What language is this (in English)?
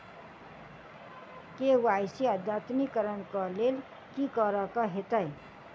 Maithili